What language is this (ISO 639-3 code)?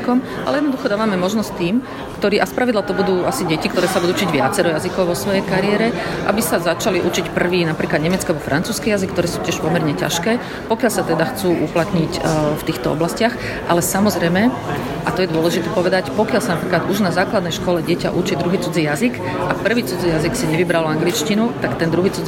slk